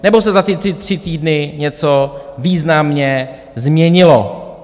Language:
Czech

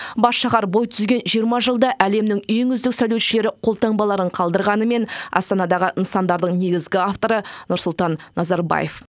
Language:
Kazakh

